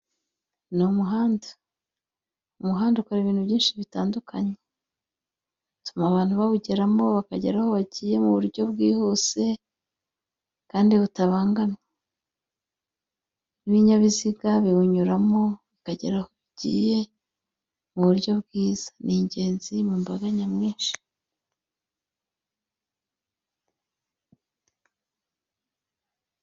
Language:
Kinyarwanda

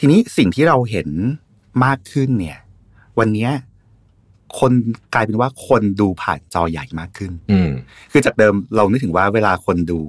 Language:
Thai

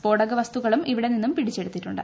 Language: Malayalam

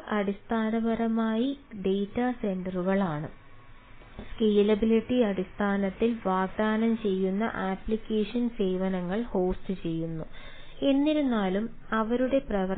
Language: Malayalam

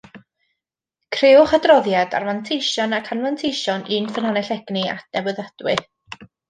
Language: Welsh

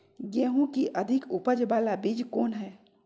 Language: Magahi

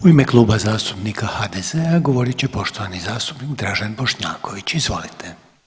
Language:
Croatian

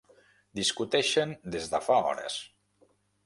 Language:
Catalan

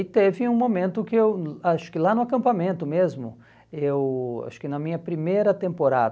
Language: Portuguese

